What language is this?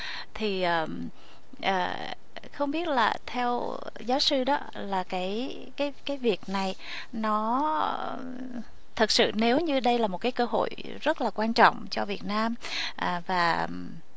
Vietnamese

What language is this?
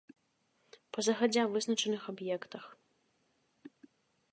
Belarusian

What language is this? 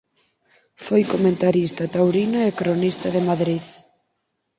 Galician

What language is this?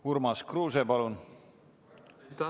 Estonian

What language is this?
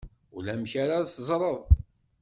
Kabyle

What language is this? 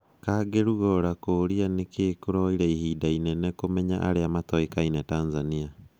Kikuyu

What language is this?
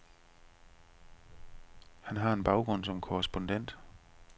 Danish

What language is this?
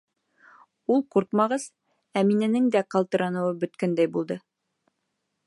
Bashkir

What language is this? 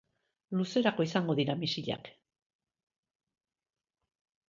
Basque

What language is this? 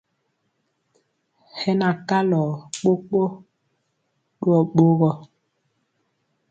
Mpiemo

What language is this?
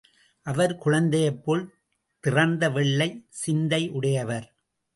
Tamil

